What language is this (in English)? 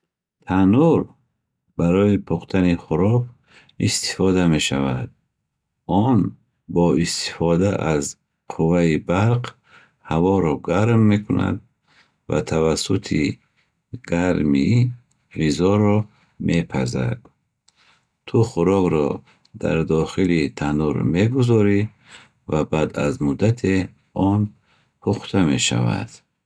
Bukharic